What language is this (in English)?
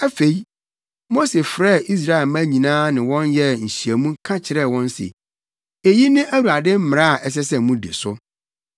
Akan